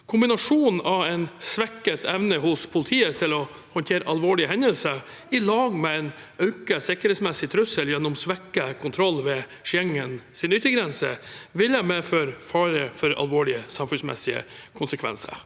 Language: Norwegian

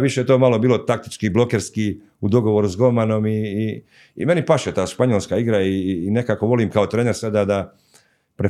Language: Croatian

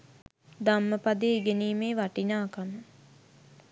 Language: Sinhala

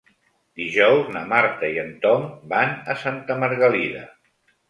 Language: Catalan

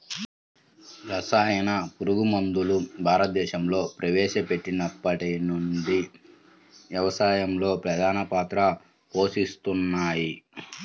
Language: Telugu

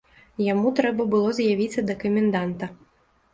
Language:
Belarusian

